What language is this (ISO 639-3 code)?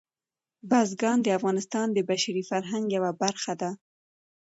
pus